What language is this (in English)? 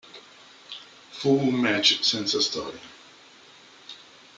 Italian